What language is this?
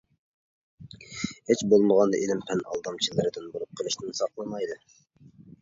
Uyghur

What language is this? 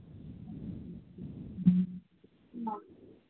Manipuri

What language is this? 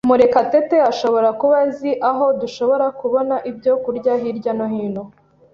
Kinyarwanda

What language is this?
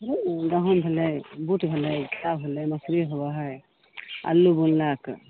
Maithili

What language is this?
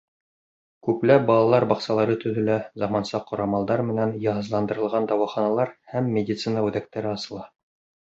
Bashkir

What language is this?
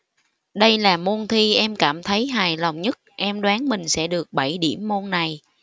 Vietnamese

